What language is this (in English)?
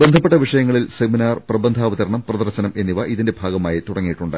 Malayalam